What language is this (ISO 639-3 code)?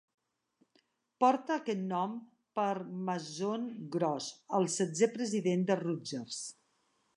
cat